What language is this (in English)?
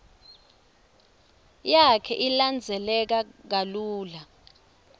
Swati